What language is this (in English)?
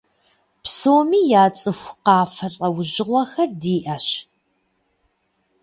Kabardian